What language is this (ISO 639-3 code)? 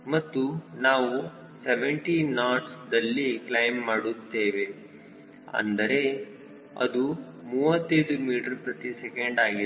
kan